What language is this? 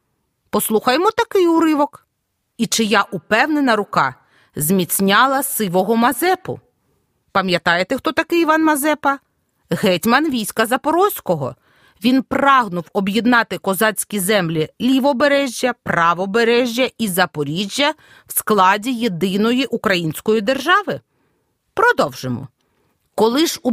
Ukrainian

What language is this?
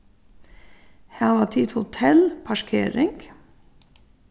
Faroese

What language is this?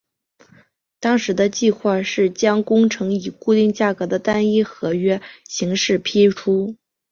Chinese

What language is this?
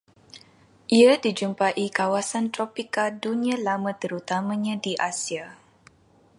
Malay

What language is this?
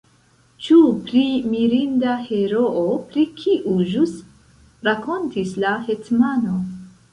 Esperanto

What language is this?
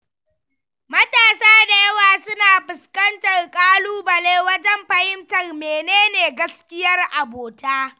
Hausa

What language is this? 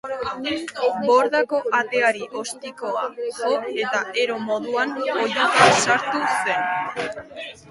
Basque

